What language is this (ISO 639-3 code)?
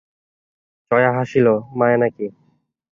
ben